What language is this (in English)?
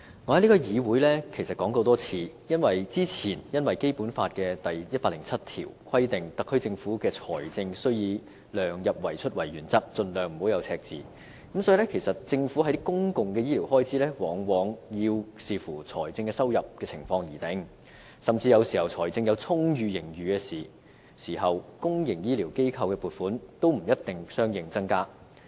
Cantonese